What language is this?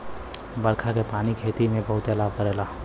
Bhojpuri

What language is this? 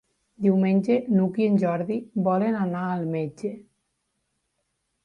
Catalan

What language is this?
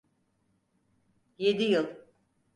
Turkish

